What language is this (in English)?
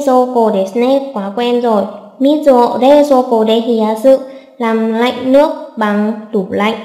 Vietnamese